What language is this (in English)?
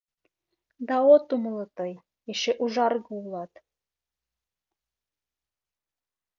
Mari